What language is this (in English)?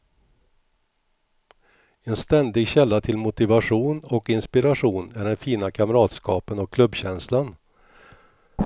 Swedish